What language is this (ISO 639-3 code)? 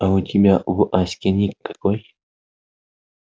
rus